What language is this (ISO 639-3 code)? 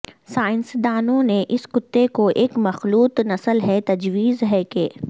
urd